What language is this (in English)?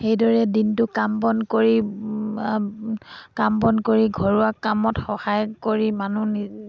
Assamese